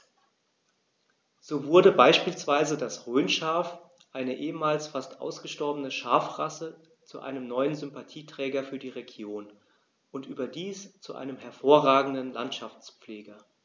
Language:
German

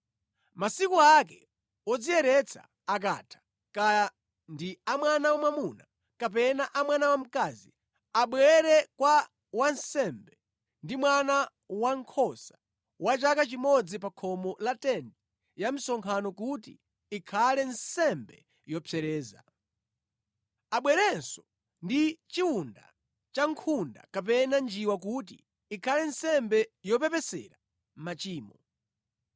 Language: Nyanja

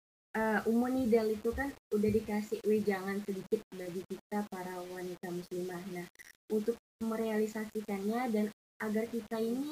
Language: Indonesian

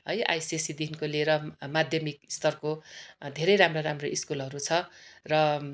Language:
Nepali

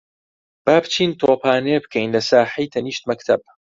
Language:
Central Kurdish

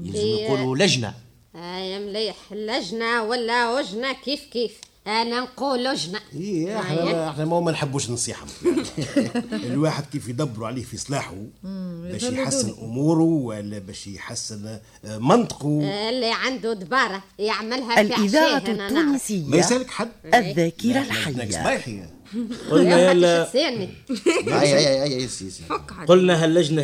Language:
Arabic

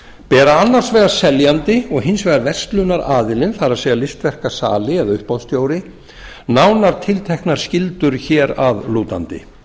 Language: Icelandic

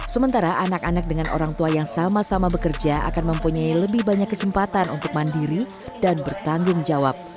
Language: Indonesian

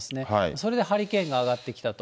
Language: Japanese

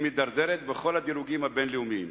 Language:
Hebrew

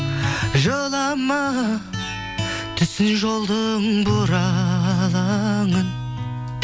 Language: Kazakh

